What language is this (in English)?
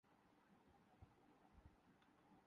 Urdu